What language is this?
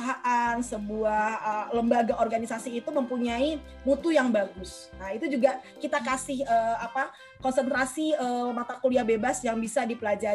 Indonesian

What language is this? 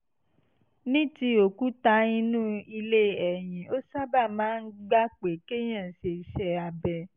Yoruba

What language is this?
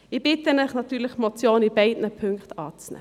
Swiss German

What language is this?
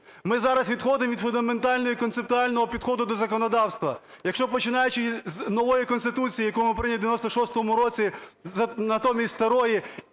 Ukrainian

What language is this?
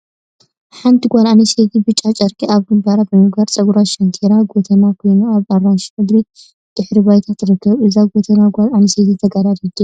Tigrinya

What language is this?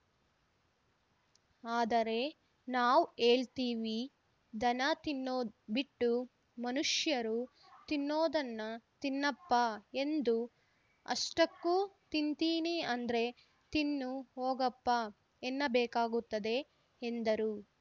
Kannada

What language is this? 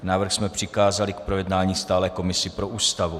Czech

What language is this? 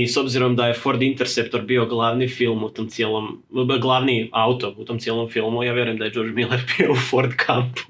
Croatian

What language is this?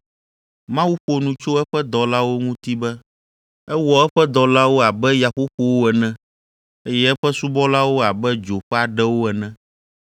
Ewe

